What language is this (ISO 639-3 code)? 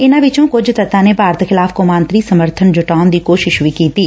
pan